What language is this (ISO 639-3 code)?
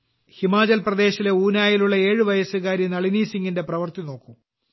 mal